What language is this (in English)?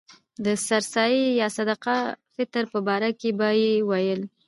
Pashto